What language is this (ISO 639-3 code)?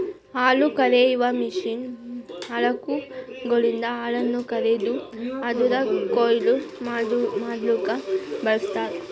kan